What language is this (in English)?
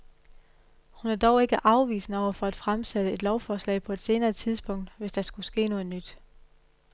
Danish